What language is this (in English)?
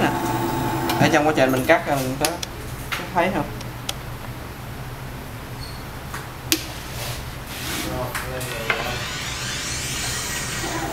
Vietnamese